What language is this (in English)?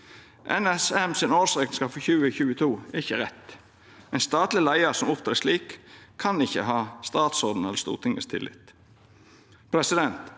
Norwegian